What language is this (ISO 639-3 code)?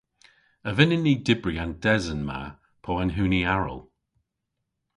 cor